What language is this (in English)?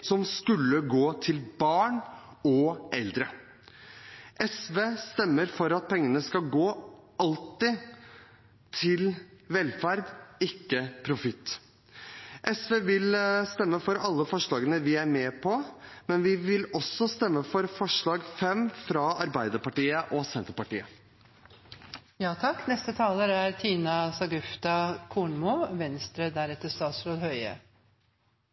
Norwegian Bokmål